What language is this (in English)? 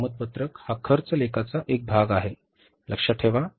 Marathi